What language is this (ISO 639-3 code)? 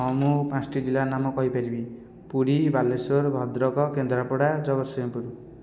ori